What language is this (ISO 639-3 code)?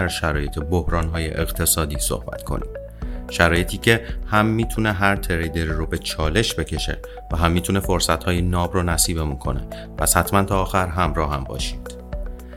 fas